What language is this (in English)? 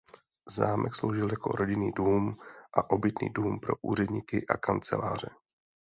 Czech